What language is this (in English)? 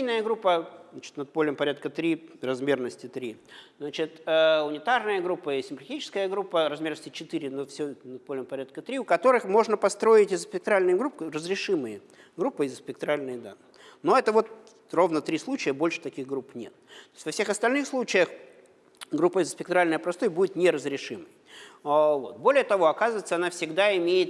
Russian